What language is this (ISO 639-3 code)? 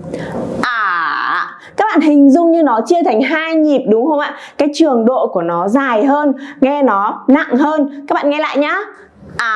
vie